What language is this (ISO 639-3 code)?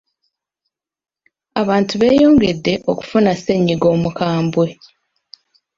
lug